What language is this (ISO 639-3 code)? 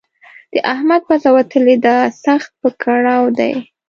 pus